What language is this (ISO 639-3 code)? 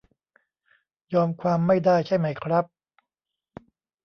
tha